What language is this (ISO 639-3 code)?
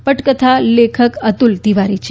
guj